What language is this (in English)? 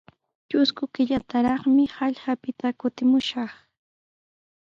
Sihuas Ancash Quechua